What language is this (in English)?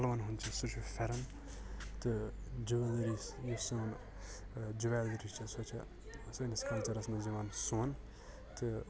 Kashmiri